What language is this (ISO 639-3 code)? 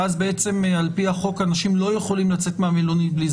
heb